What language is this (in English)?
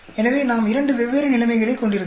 Tamil